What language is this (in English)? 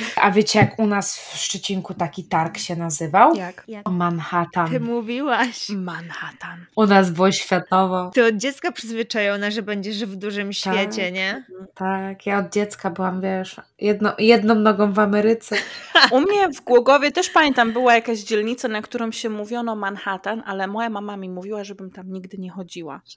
Polish